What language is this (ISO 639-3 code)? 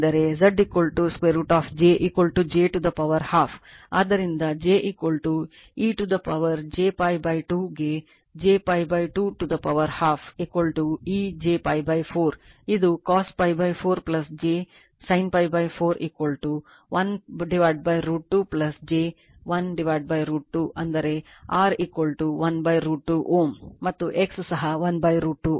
kan